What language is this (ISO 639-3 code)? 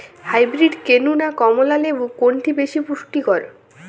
ben